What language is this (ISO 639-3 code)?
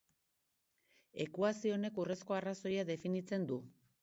eus